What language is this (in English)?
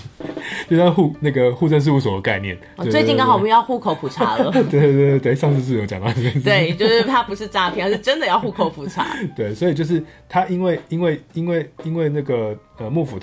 Chinese